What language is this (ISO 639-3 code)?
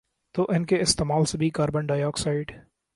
urd